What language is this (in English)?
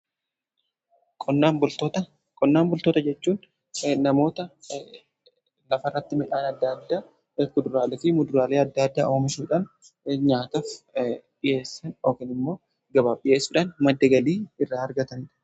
Oromo